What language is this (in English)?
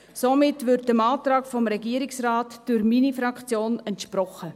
Swiss German